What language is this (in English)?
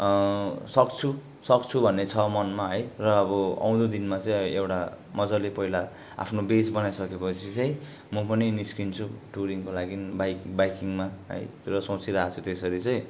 Nepali